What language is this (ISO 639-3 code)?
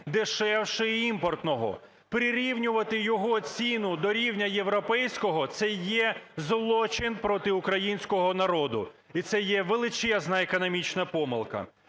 ukr